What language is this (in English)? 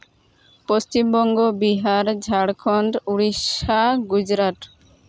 Santali